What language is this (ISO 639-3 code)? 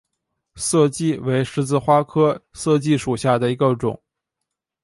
zho